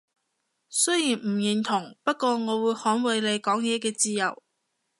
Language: Cantonese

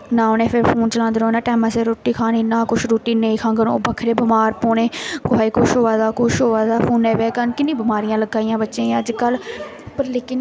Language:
Dogri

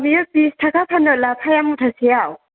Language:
Bodo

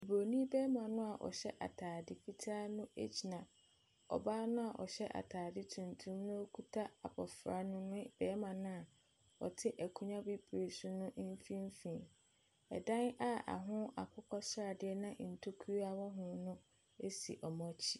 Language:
Akan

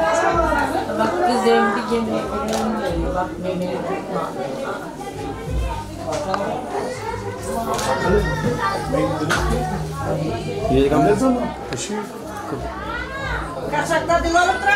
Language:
Turkish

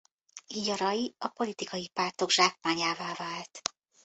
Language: Hungarian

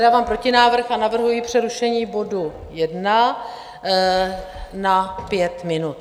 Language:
Czech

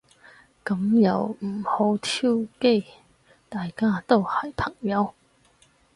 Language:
Cantonese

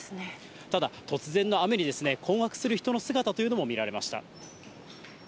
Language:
Japanese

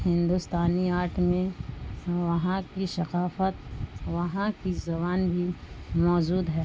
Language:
Urdu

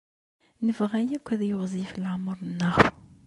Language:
Kabyle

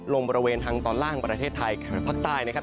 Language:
Thai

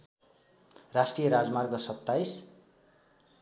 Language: Nepali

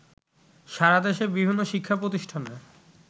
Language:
Bangla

